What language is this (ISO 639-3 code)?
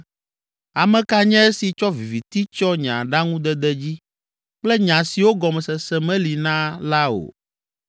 ewe